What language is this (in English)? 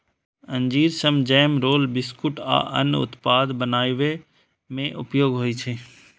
Maithili